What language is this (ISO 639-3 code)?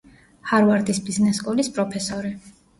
kat